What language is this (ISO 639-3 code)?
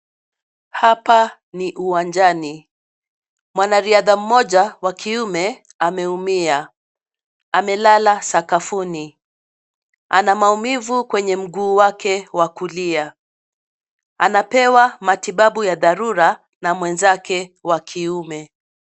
swa